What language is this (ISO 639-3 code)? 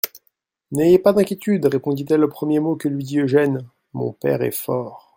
fra